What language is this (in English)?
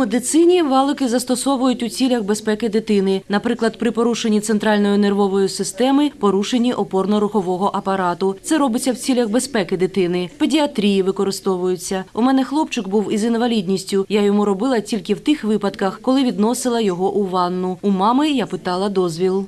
Ukrainian